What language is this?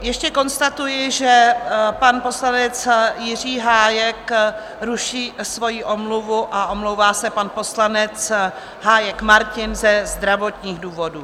Czech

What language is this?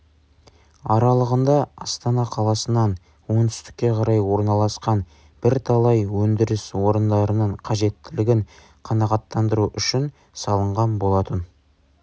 Kazakh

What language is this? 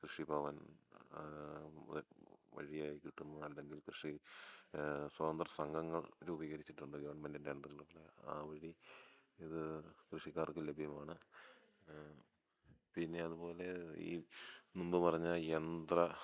Malayalam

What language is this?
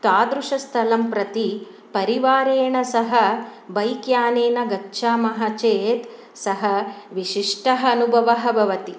Sanskrit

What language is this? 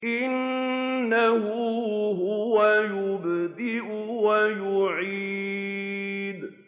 Arabic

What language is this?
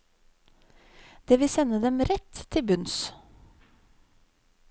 Norwegian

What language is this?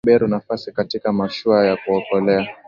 Swahili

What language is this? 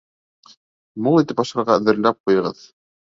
Bashkir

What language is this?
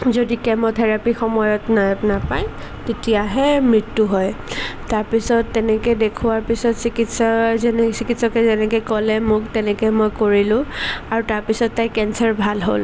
Assamese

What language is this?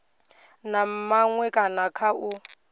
Venda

